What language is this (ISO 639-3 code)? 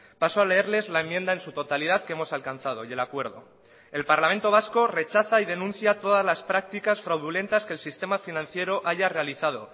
spa